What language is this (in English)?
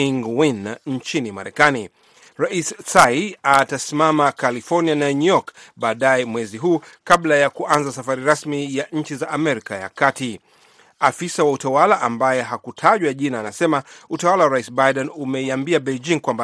Swahili